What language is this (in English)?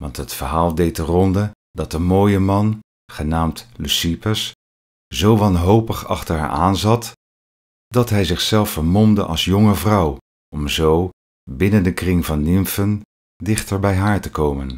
Dutch